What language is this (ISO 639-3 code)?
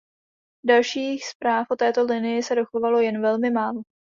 ces